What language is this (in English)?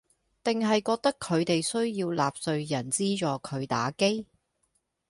Cantonese